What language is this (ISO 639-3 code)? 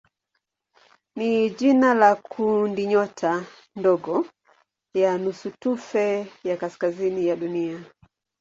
swa